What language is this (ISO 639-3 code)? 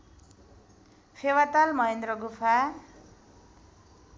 nep